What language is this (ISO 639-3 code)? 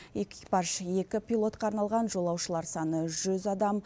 kaz